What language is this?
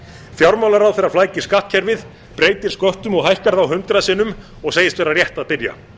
Icelandic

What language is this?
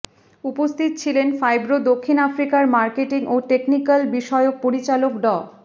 Bangla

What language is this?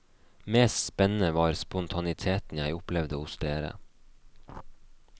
Norwegian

